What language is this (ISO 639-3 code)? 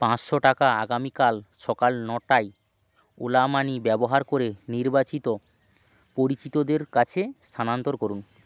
ben